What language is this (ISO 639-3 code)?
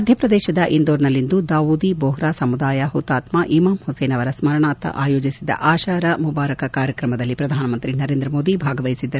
kan